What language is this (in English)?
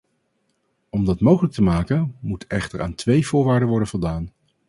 Dutch